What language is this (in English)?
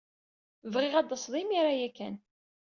Kabyle